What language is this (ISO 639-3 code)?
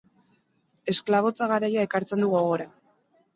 eus